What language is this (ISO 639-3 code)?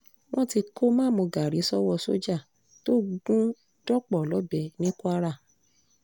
yor